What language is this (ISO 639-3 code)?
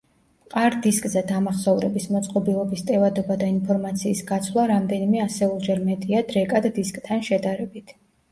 kat